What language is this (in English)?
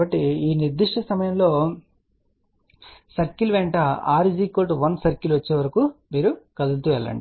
Telugu